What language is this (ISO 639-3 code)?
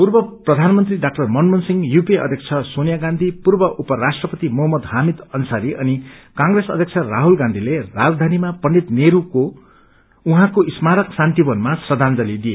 nep